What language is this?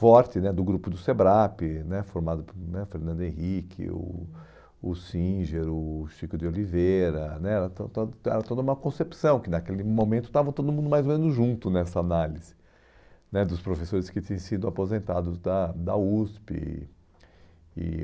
Portuguese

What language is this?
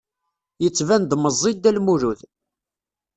Kabyle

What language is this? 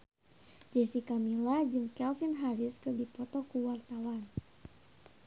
Sundanese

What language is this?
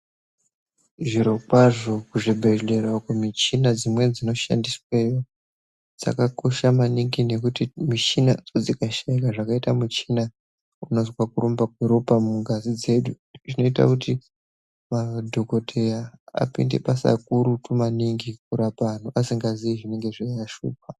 Ndau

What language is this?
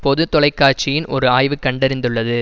Tamil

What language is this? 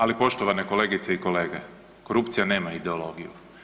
Croatian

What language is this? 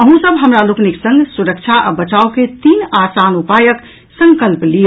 Maithili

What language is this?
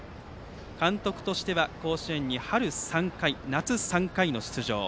Japanese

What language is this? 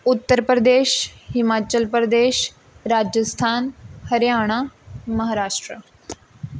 Punjabi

